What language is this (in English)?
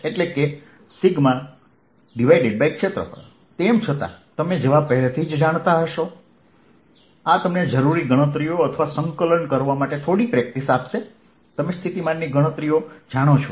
Gujarati